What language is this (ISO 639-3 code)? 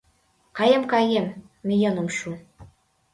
chm